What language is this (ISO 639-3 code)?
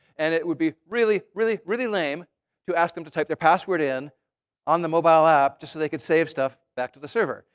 eng